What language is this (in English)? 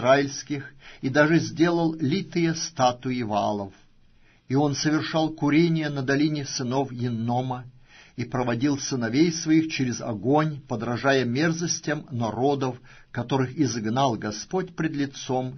Russian